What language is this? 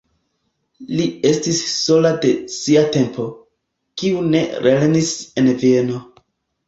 Esperanto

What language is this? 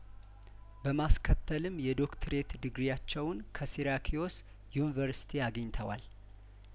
Amharic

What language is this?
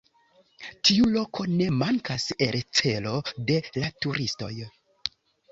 Esperanto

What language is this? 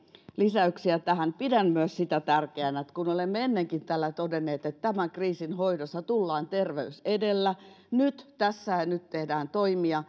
Finnish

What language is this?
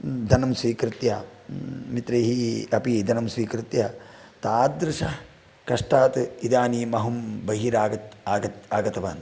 Sanskrit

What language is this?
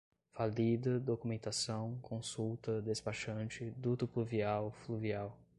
Portuguese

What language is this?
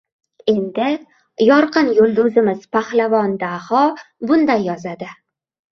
Uzbek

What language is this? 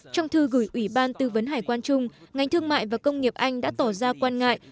Vietnamese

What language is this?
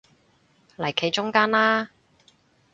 Cantonese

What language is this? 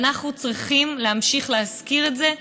Hebrew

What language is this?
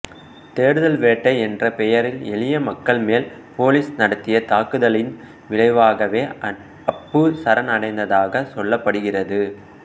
Tamil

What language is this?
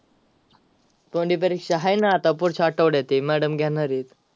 Marathi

